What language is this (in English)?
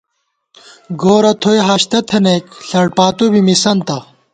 Gawar-Bati